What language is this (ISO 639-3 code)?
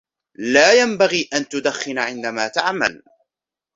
ara